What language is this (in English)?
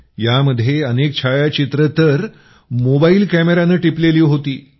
Marathi